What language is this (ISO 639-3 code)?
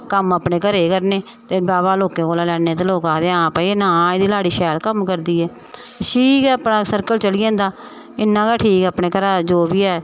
doi